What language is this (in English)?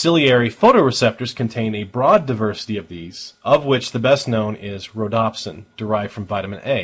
English